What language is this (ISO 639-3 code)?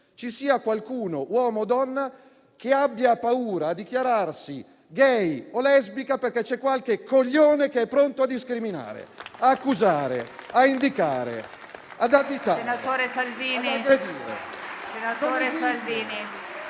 ita